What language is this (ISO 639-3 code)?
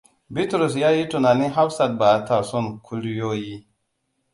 hau